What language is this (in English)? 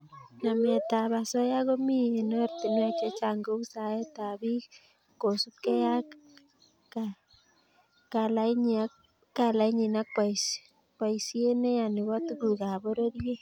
Kalenjin